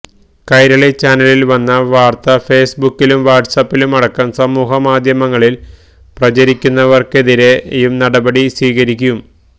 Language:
Malayalam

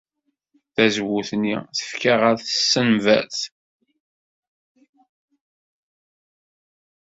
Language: Kabyle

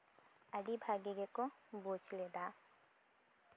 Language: Santali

